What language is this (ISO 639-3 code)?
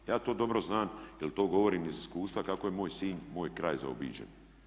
hrv